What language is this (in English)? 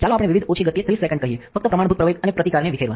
Gujarati